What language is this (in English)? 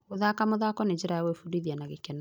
Kikuyu